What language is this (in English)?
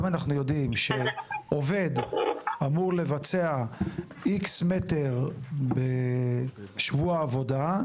Hebrew